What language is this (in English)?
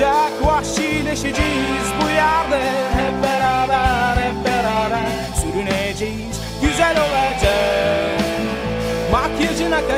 Turkish